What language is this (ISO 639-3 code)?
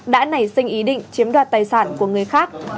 vie